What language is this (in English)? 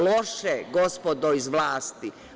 Serbian